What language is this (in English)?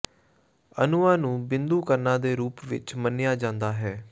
Punjabi